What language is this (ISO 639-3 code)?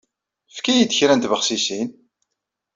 kab